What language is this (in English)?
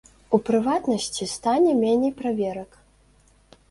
Belarusian